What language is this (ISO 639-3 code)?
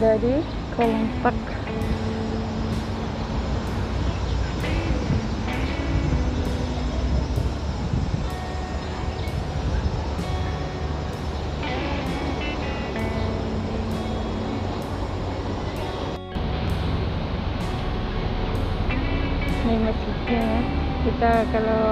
ind